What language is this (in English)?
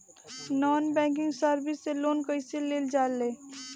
Bhojpuri